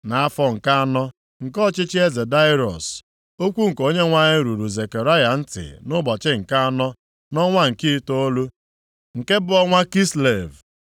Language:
Igbo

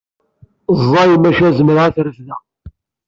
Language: Kabyle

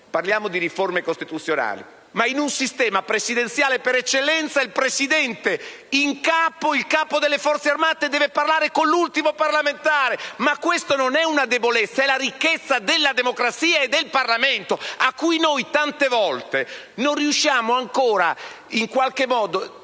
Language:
Italian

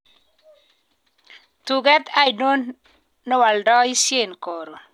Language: Kalenjin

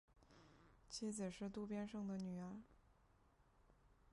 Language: Chinese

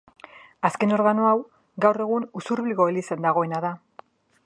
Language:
Basque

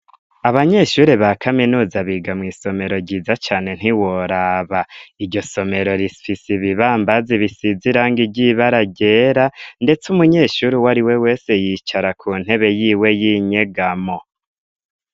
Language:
Rundi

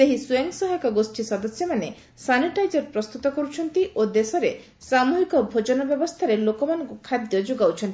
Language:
Odia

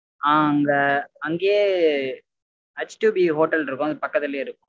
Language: Tamil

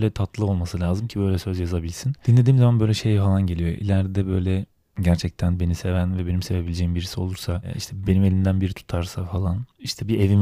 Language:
Turkish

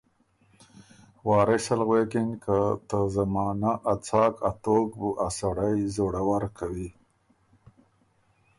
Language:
Ormuri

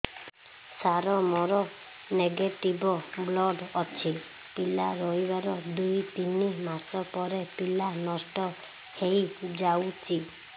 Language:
Odia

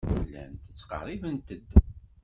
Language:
Kabyle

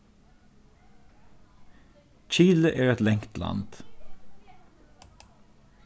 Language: Faroese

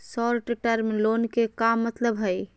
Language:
Magahi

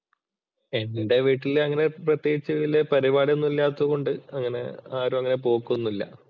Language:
Malayalam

